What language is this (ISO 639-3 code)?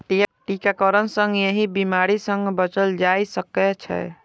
mai